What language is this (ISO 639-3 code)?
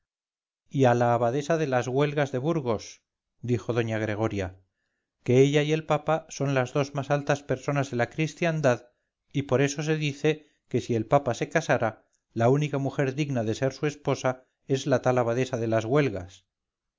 spa